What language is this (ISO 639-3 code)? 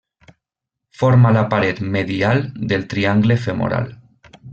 cat